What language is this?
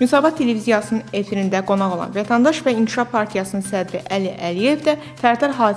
Turkish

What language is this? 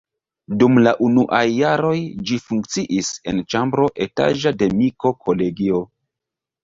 Esperanto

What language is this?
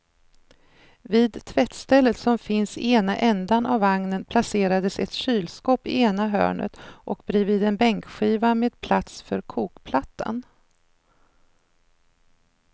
Swedish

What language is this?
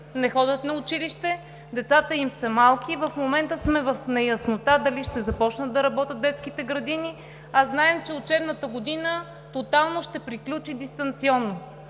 Bulgarian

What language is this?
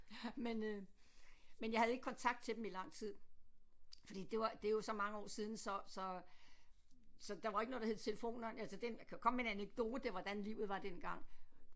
Danish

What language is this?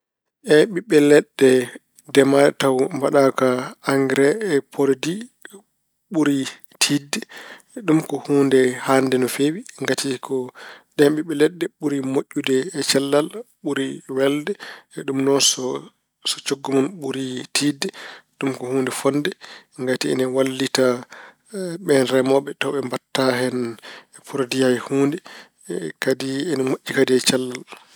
Fula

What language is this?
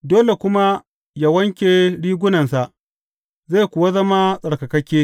Hausa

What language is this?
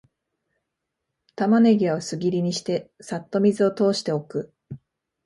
Japanese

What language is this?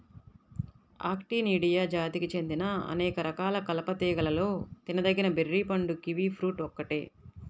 Telugu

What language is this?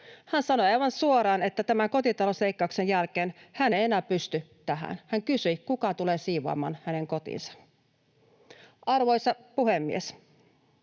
Finnish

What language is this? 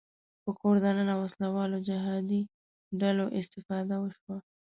Pashto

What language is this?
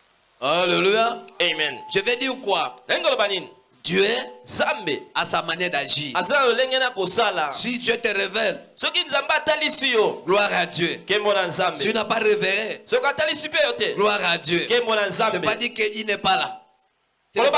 French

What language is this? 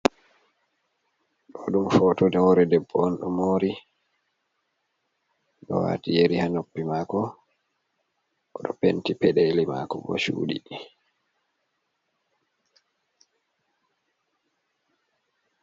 Fula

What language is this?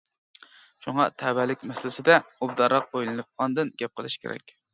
Uyghur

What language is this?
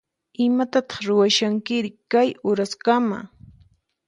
Puno Quechua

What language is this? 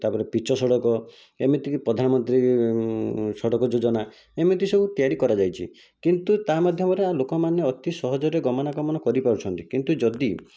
Odia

